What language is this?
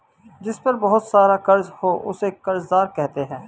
Hindi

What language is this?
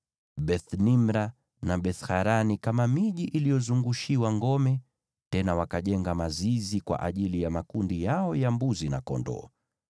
Swahili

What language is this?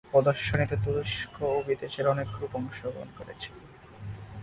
Bangla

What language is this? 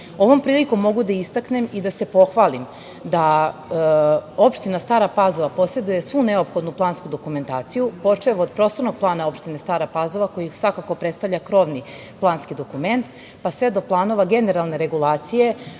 Serbian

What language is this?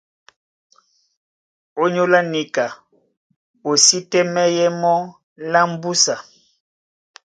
Duala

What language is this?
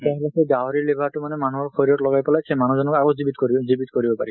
Assamese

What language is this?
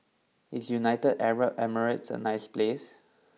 English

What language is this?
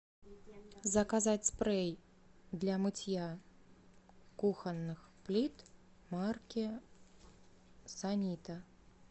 Russian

